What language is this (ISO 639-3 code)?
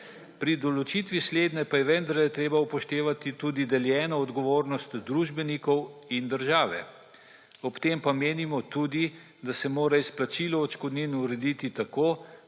slv